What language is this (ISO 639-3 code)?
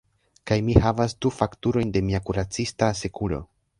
epo